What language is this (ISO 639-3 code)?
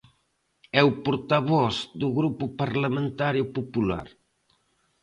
glg